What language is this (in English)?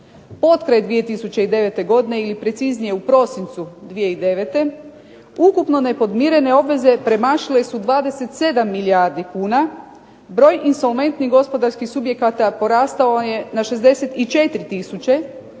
Croatian